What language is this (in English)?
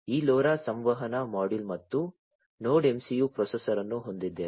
Kannada